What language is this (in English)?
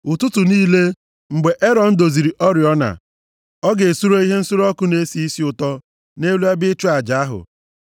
Igbo